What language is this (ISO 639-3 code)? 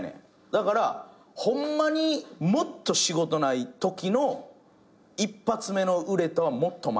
jpn